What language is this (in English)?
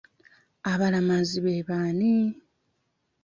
Ganda